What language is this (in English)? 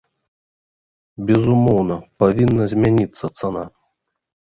Belarusian